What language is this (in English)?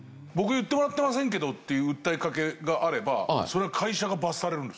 Japanese